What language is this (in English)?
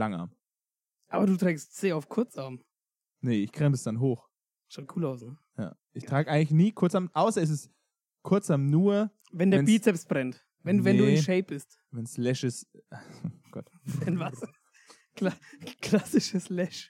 German